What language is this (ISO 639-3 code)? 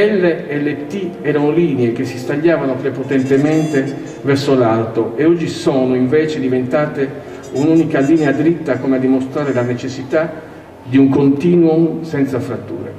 ita